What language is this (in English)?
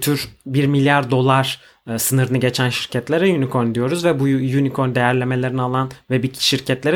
Turkish